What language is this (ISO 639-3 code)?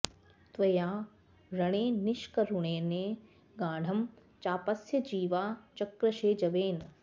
san